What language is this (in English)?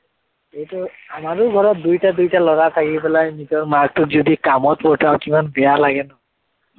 Assamese